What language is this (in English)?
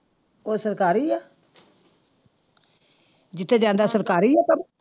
Punjabi